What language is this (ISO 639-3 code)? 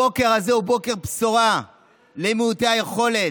heb